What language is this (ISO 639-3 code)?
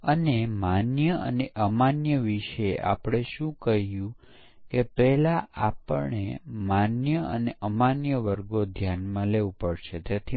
guj